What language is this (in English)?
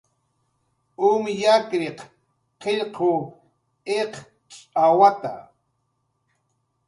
Jaqaru